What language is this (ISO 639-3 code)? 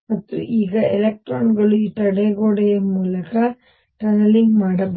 kan